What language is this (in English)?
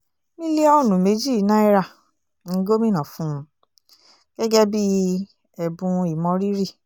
Yoruba